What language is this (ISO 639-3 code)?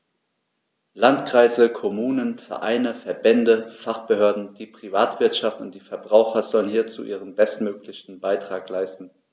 deu